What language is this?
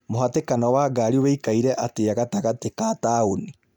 Kikuyu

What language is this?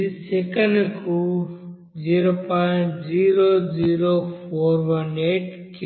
Telugu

